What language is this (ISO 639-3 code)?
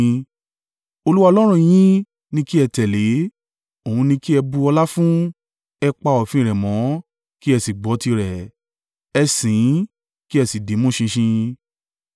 yor